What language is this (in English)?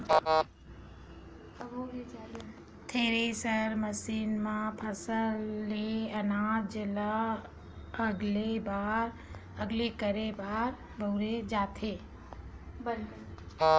Chhattisgarhi